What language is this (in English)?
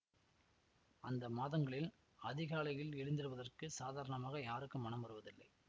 Tamil